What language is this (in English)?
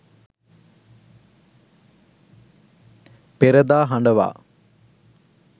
Sinhala